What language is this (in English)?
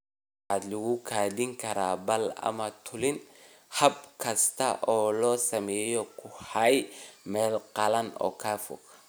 Somali